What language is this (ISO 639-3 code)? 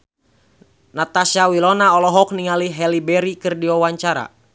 sun